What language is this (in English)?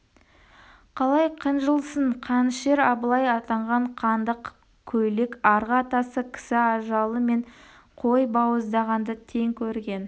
Kazakh